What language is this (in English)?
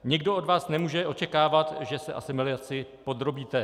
Czech